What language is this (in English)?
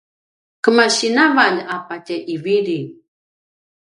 Paiwan